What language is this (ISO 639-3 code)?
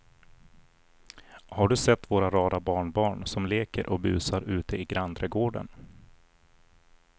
swe